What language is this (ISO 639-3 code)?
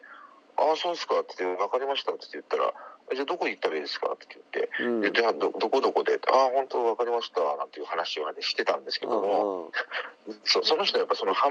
jpn